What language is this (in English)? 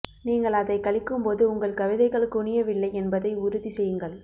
Tamil